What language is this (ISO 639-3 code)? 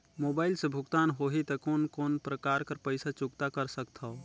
hne